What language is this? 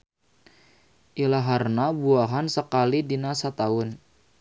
Sundanese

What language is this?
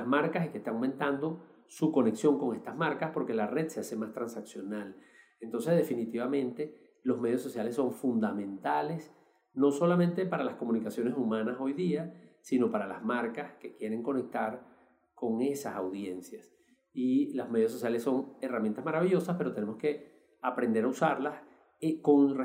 Spanish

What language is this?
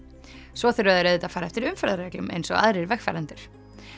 Icelandic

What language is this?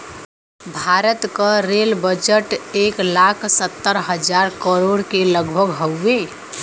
Bhojpuri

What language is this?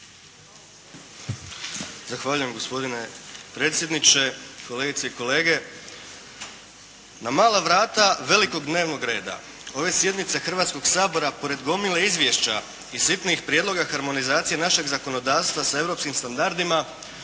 Croatian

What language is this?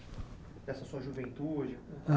Portuguese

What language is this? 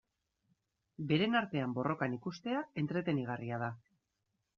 Basque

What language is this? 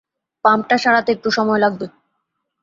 Bangla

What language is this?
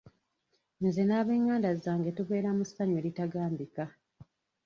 Ganda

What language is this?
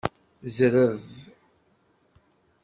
Kabyle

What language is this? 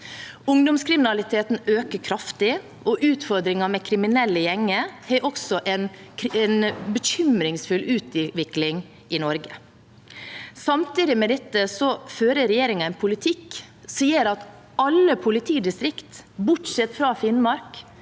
Norwegian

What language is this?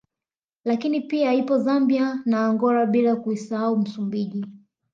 Swahili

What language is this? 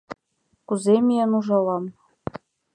Mari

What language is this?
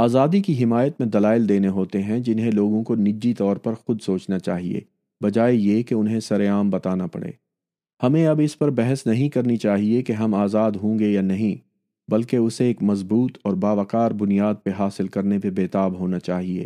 Urdu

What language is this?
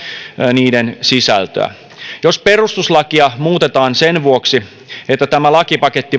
Finnish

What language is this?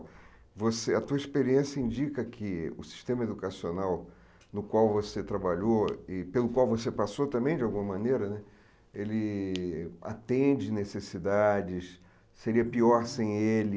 Portuguese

